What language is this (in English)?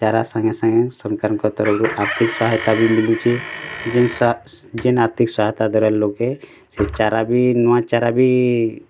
Odia